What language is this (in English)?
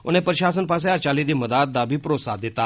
Dogri